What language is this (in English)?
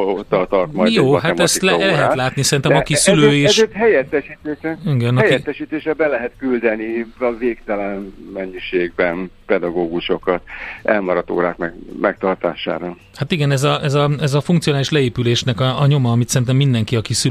Hungarian